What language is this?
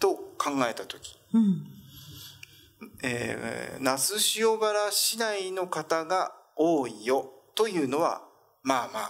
Japanese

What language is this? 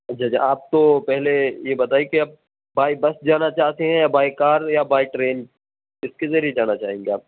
Urdu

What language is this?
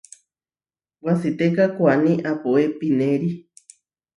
Huarijio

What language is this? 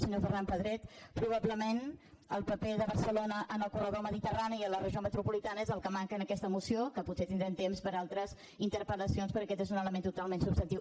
Catalan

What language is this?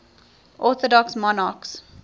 English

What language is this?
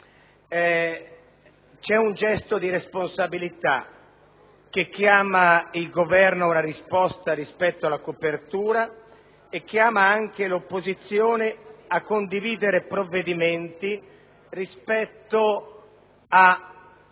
Italian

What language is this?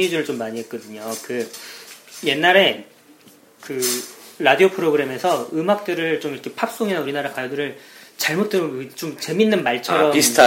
Korean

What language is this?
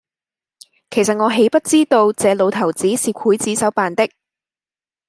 Cantonese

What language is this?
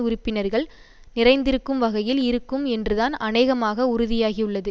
Tamil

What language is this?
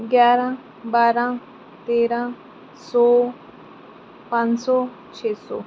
Punjabi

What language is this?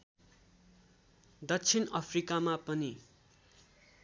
Nepali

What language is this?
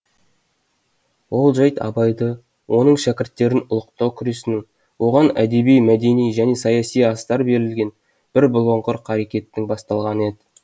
Kazakh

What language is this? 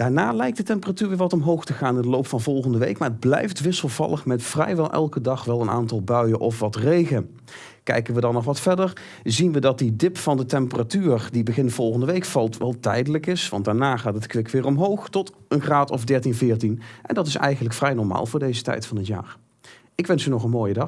Dutch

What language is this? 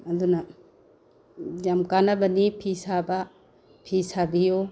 Manipuri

